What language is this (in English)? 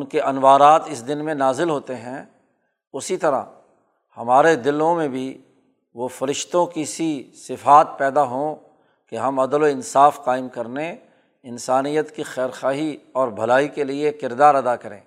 Urdu